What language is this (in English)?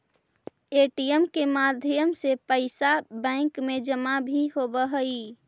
Magahi